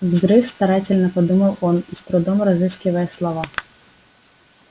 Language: Russian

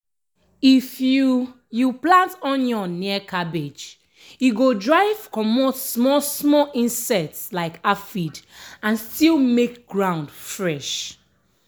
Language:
Nigerian Pidgin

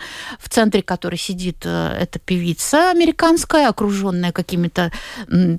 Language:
Russian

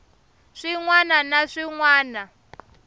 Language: Tsonga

